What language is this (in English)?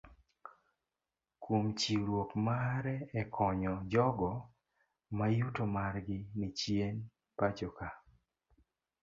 Luo (Kenya and Tanzania)